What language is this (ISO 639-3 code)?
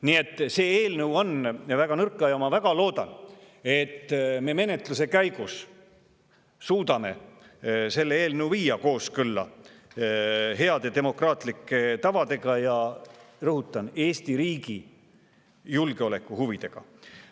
est